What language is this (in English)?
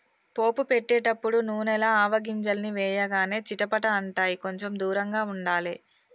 Telugu